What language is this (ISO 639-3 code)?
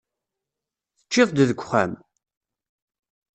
kab